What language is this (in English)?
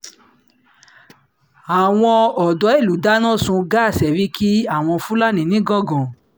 Yoruba